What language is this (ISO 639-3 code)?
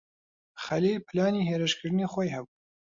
ckb